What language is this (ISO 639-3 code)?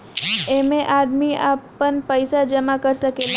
bho